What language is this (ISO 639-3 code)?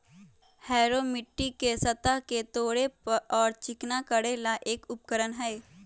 mag